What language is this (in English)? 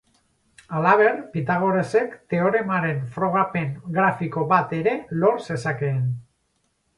Basque